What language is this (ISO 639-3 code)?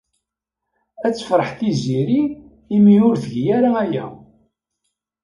kab